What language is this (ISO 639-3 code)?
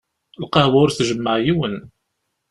kab